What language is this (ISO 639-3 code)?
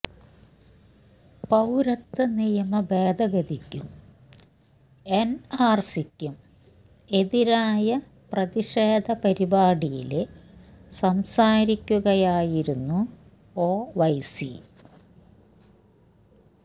mal